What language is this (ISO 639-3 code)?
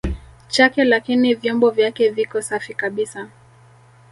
swa